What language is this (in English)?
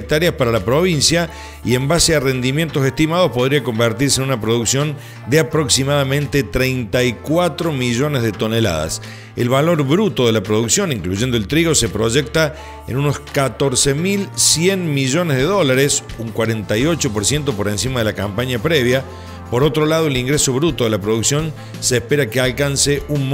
Spanish